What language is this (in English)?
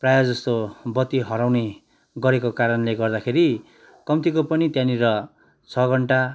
Nepali